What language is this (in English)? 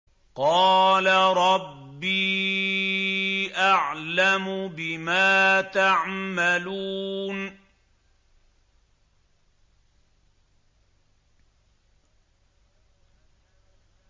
Arabic